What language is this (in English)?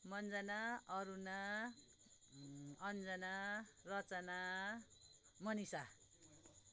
Nepali